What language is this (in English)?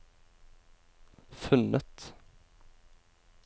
Norwegian